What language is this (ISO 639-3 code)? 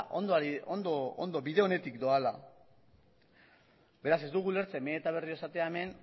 eus